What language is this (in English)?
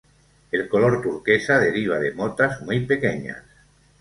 Spanish